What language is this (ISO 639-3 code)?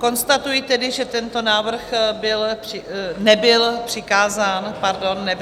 ces